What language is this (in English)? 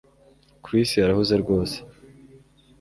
Kinyarwanda